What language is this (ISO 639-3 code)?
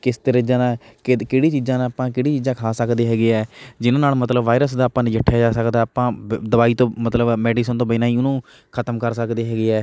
pan